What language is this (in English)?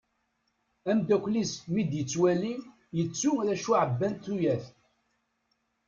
Kabyle